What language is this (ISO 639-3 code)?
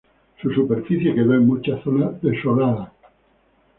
spa